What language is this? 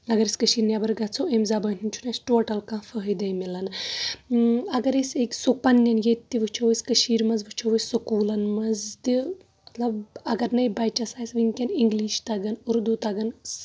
Kashmiri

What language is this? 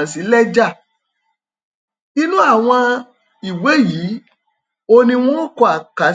Yoruba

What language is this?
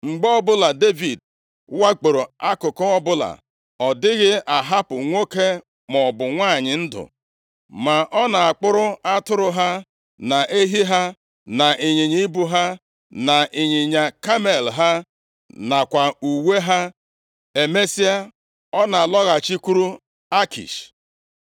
Igbo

